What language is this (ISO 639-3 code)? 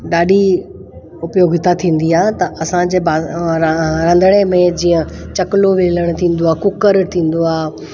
snd